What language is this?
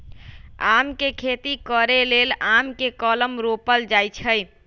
Magahi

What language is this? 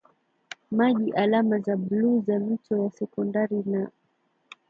Swahili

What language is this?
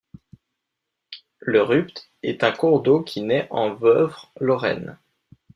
French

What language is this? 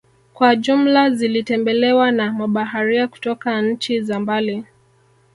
Swahili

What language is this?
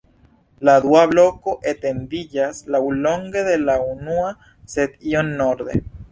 Esperanto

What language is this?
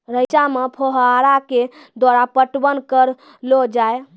Maithili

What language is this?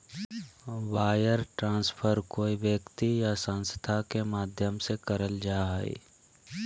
Magahi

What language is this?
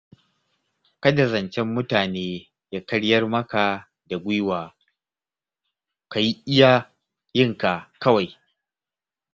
Hausa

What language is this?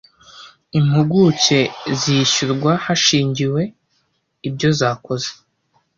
Kinyarwanda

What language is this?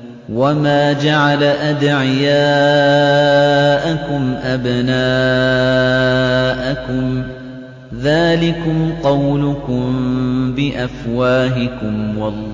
Arabic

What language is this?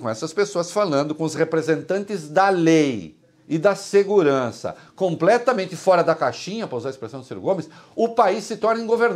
Portuguese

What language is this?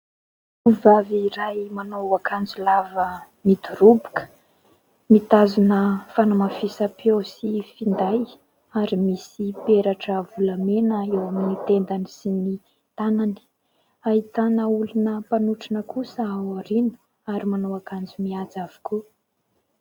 Malagasy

